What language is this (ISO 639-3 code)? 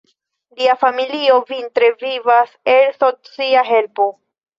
epo